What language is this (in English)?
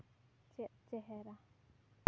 Santali